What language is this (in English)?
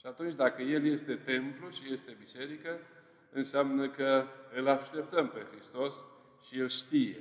Romanian